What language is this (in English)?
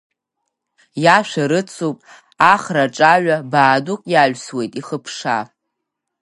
Abkhazian